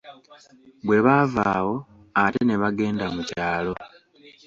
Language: Ganda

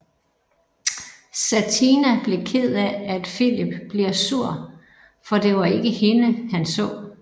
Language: Danish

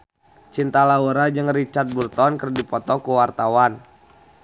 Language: Sundanese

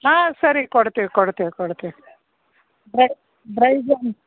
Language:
Kannada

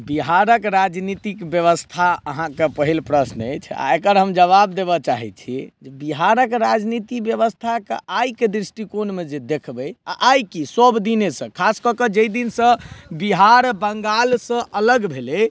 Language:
Maithili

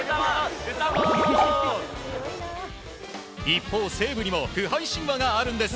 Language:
Japanese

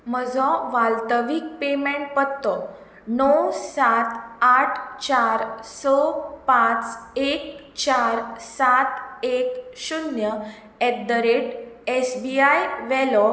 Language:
Konkani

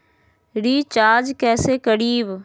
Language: Magahi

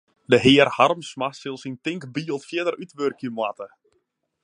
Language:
Western Frisian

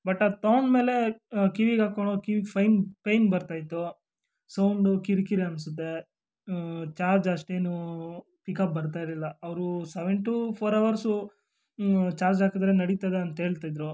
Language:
Kannada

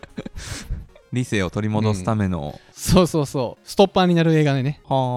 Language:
Japanese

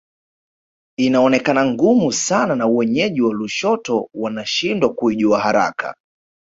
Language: Swahili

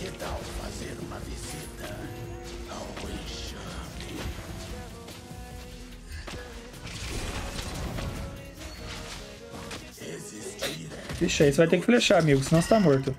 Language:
Portuguese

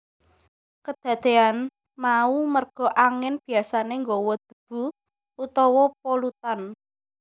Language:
Javanese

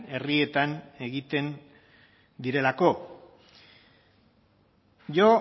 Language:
Basque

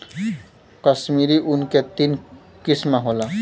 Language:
Bhojpuri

